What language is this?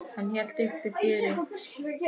Icelandic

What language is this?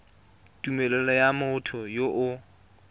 Tswana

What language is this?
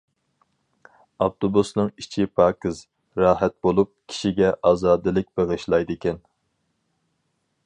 Uyghur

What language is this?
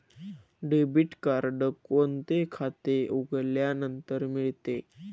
Marathi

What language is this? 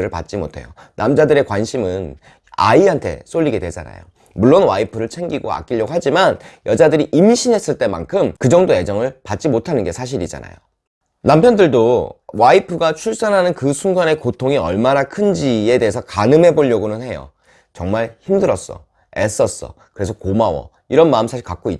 Korean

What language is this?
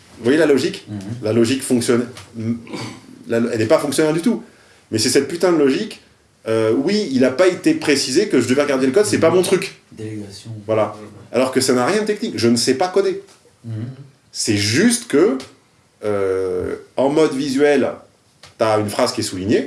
French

